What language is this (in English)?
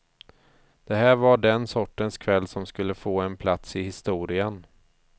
Swedish